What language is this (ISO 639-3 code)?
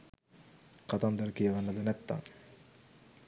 sin